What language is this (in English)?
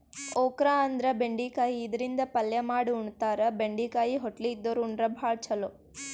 Kannada